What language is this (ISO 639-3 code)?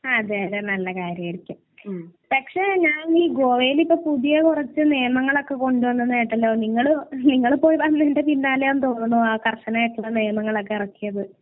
mal